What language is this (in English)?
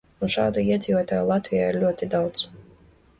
Latvian